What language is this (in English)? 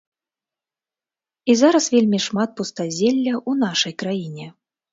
Belarusian